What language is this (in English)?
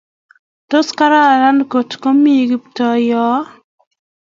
Kalenjin